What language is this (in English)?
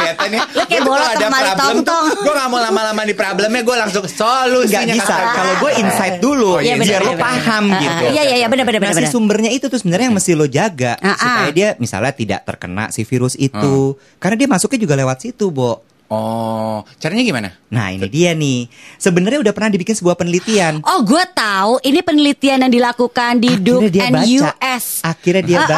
Indonesian